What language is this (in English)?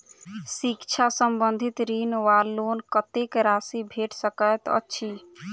Maithili